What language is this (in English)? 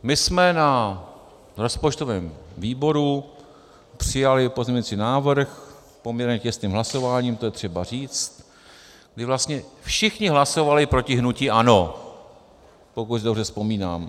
Czech